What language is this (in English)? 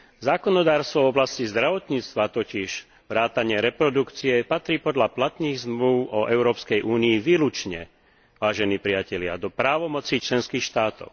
Slovak